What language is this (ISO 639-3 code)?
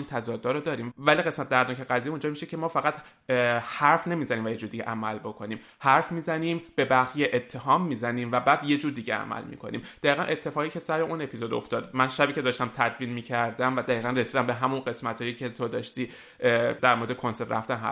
fas